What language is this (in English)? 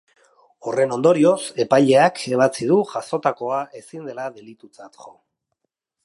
Basque